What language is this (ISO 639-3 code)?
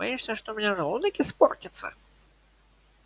rus